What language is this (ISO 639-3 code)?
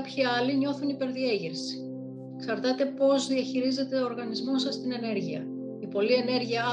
ell